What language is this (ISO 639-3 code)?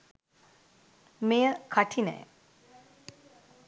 sin